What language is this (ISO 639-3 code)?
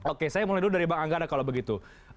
ind